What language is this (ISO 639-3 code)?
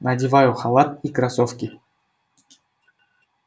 rus